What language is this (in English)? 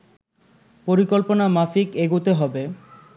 Bangla